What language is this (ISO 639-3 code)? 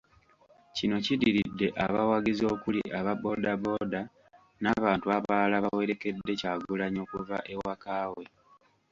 lug